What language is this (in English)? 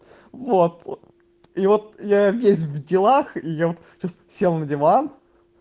Russian